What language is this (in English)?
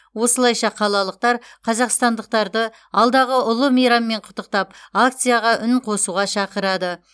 Kazakh